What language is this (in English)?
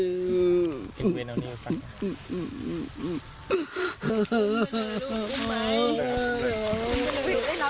Thai